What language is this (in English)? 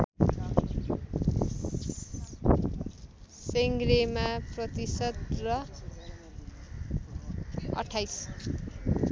Nepali